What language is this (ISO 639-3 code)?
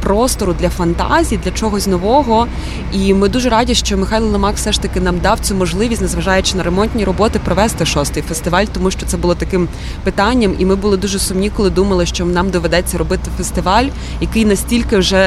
ukr